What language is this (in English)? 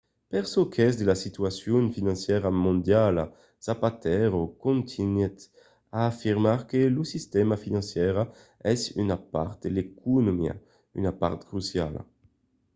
Occitan